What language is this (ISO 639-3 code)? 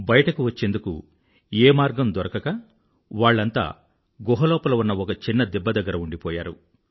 tel